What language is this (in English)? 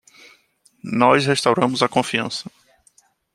Portuguese